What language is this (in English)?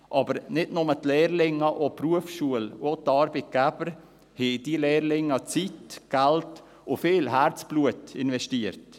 Swiss German